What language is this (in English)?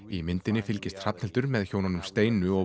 Icelandic